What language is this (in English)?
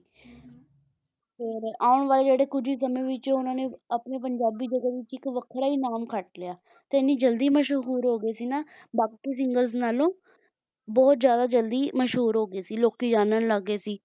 Punjabi